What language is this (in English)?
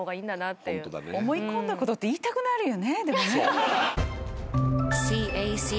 Japanese